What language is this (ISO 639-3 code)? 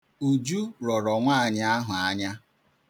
ibo